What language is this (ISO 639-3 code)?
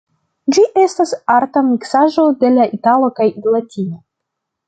epo